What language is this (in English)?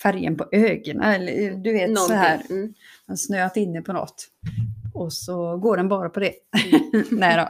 Swedish